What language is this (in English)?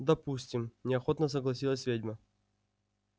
Russian